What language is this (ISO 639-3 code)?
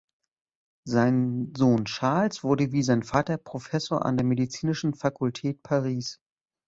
deu